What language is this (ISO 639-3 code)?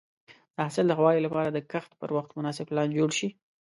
pus